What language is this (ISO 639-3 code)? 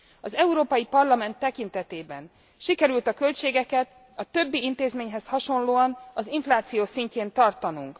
hun